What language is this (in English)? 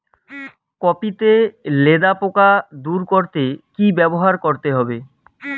Bangla